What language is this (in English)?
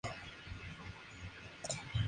Spanish